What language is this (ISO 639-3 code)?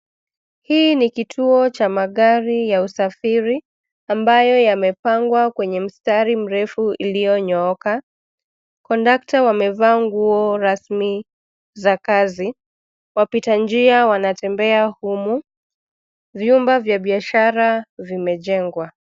swa